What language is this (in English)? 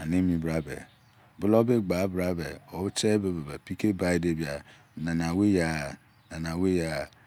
Izon